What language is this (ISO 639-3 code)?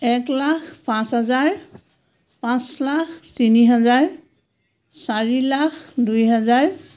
asm